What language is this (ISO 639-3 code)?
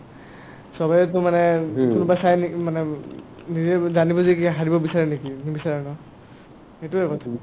asm